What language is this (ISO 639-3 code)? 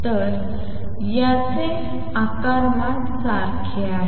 mar